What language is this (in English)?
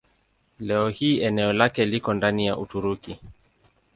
Swahili